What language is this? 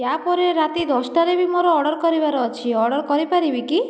Odia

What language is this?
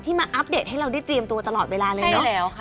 Thai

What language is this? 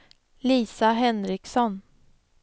Swedish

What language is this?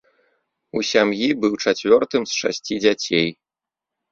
Belarusian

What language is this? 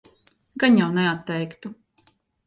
Latvian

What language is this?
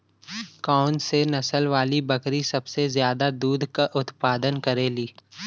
Bhojpuri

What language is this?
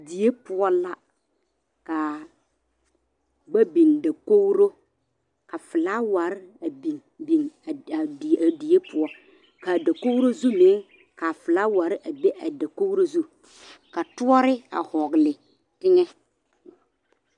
Southern Dagaare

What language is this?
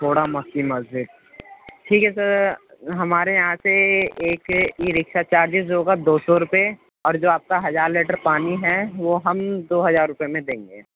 Urdu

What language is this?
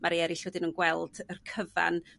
Welsh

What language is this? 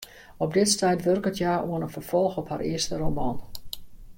Western Frisian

